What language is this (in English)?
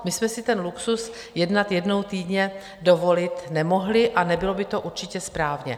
Czech